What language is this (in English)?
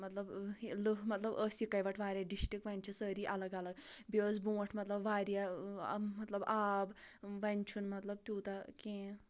Kashmiri